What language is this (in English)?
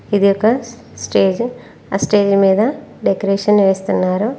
Telugu